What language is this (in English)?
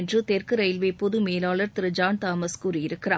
Tamil